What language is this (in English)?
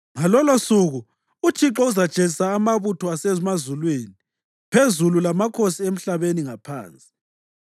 North Ndebele